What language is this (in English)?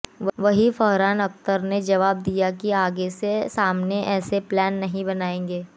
Hindi